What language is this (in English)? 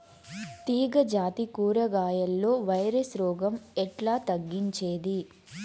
Telugu